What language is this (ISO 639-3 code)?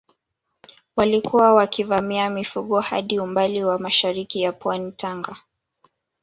swa